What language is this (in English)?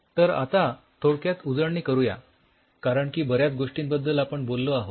Marathi